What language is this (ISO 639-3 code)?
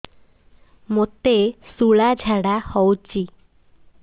ori